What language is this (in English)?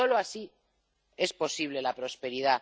Spanish